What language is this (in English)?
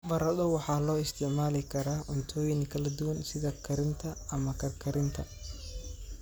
Somali